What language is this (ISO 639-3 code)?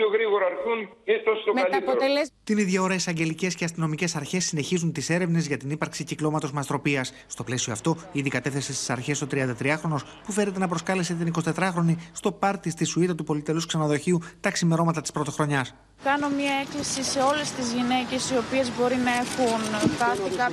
ell